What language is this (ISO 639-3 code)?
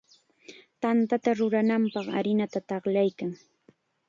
qxa